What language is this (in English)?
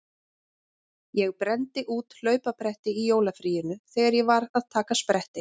Icelandic